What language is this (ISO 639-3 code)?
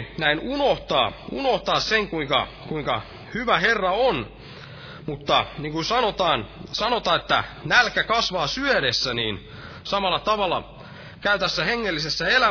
fin